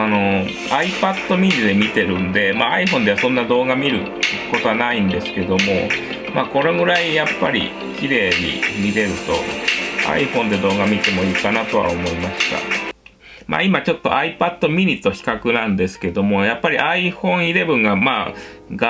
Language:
Japanese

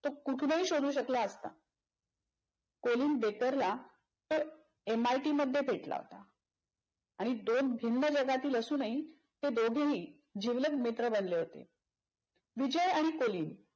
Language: Marathi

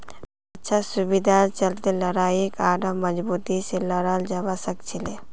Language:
Magahi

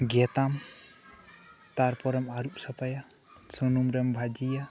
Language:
Santali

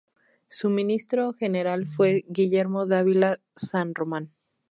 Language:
Spanish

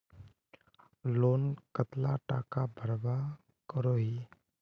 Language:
Magahi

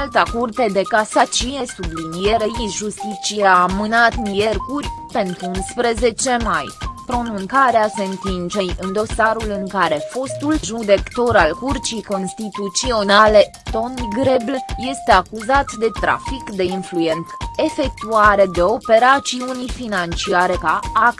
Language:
Romanian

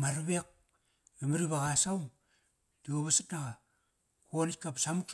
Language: Kairak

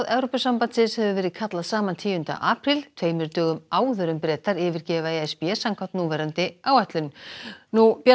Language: Icelandic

